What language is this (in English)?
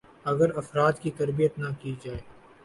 Urdu